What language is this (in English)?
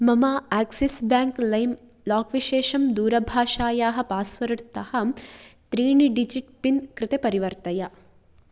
Sanskrit